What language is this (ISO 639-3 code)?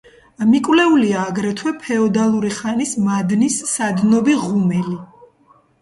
kat